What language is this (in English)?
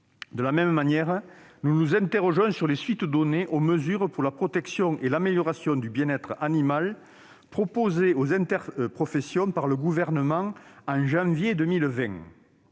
French